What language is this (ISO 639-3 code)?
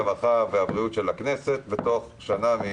heb